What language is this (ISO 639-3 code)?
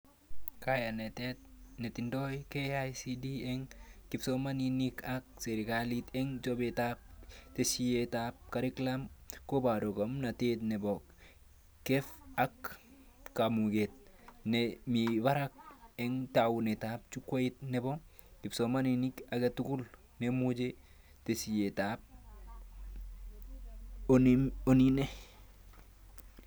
kln